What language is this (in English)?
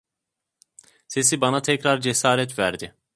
Turkish